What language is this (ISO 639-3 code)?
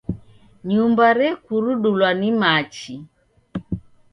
dav